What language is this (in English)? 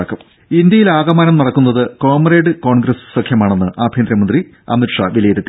Malayalam